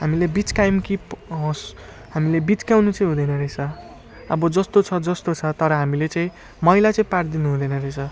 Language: Nepali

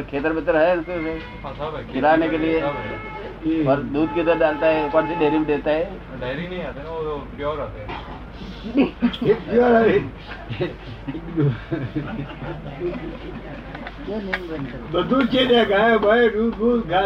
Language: Gujarati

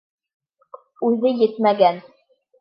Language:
Bashkir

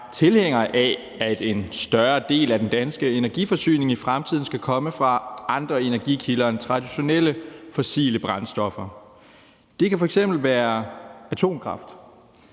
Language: Danish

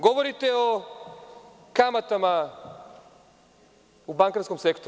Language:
Serbian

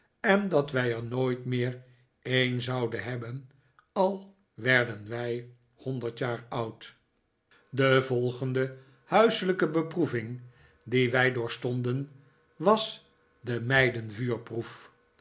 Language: Dutch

